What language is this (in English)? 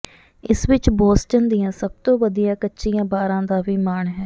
Punjabi